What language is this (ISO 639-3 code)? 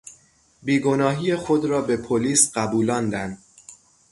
fas